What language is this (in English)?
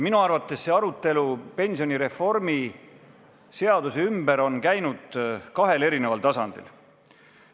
Estonian